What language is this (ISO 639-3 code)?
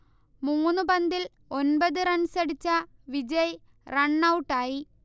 mal